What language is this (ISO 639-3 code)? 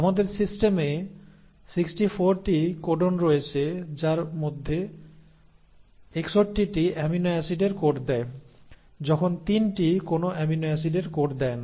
ben